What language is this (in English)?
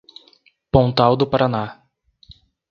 Portuguese